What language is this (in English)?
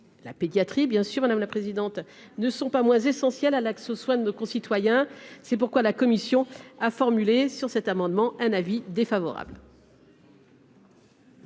French